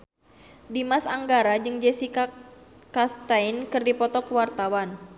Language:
Sundanese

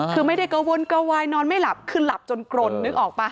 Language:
Thai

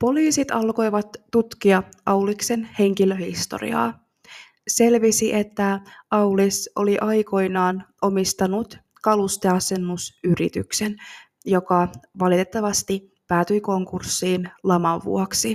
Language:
Finnish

